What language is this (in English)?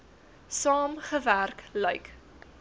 Afrikaans